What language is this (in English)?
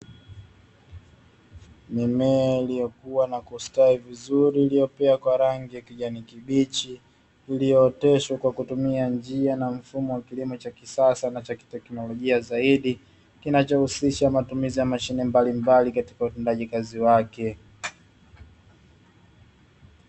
Swahili